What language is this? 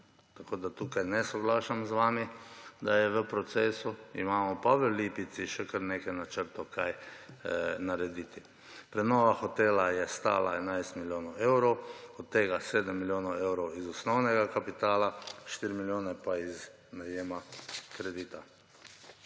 Slovenian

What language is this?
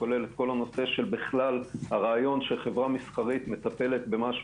Hebrew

